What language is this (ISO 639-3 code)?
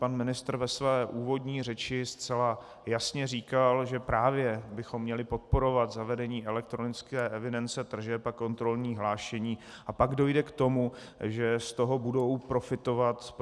ces